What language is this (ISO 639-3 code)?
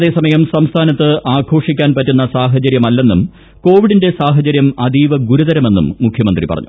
mal